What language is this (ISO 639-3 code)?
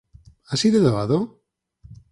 glg